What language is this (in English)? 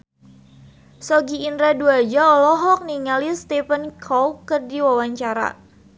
Sundanese